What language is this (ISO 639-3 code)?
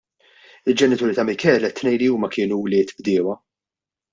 mlt